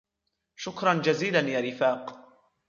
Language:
Arabic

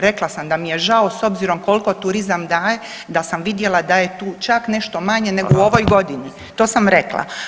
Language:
Croatian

